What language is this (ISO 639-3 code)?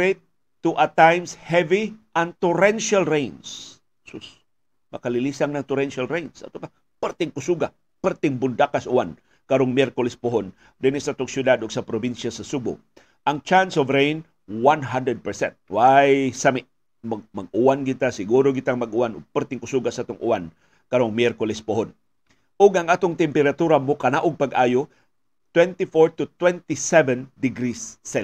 fil